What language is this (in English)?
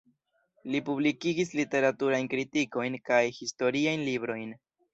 Esperanto